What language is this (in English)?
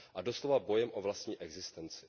Czech